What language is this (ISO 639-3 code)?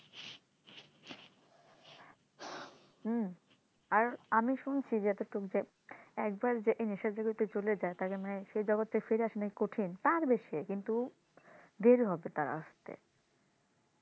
ben